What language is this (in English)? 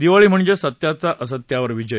Marathi